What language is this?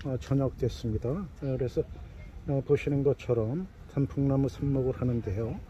Korean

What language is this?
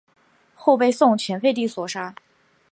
Chinese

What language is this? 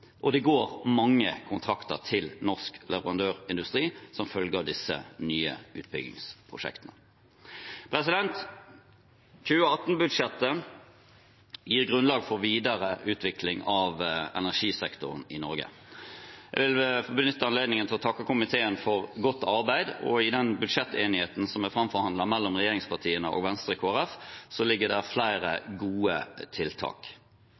Norwegian Bokmål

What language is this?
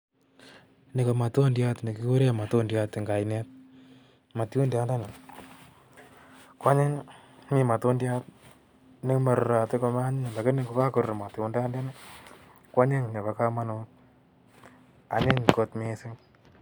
Kalenjin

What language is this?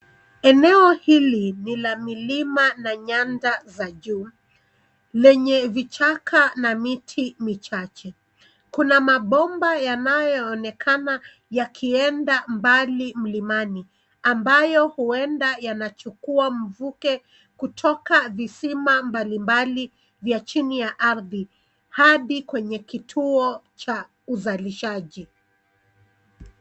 Swahili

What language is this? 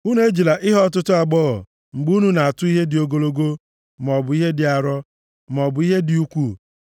Igbo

